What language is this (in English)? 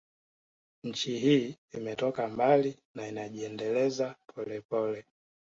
Swahili